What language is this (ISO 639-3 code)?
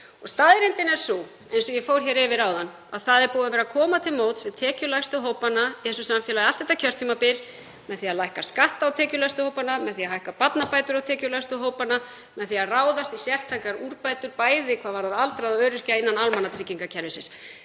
isl